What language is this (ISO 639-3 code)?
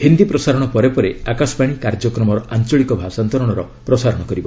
ori